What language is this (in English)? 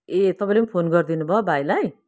Nepali